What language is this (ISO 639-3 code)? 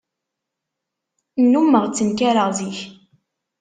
kab